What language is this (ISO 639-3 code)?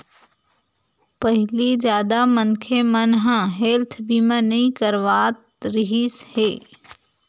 hne